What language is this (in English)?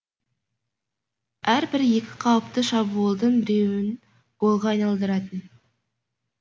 Kazakh